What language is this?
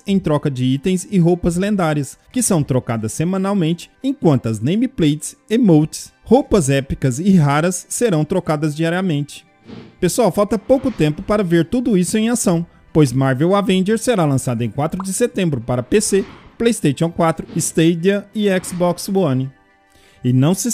Portuguese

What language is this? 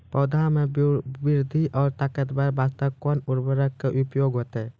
Maithili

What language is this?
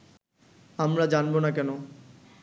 Bangla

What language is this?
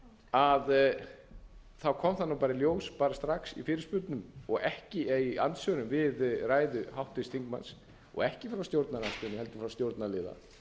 Icelandic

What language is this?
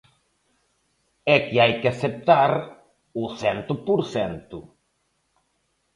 Galician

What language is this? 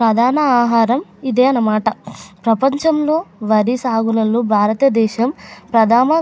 Telugu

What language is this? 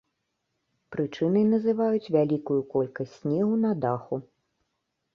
Belarusian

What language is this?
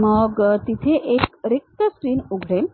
Marathi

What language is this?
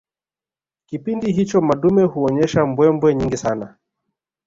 Swahili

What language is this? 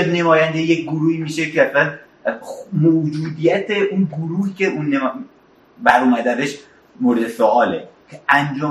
Persian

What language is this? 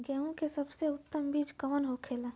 Bhojpuri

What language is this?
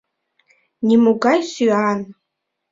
Mari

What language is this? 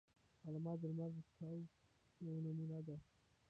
Pashto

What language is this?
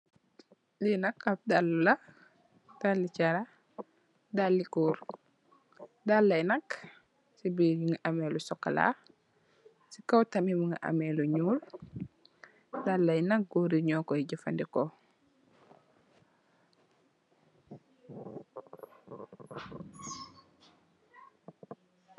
Wolof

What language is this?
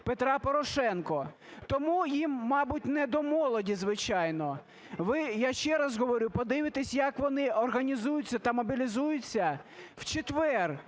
Ukrainian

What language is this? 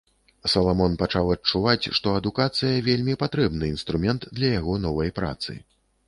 Belarusian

